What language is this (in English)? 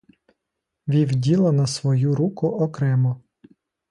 Ukrainian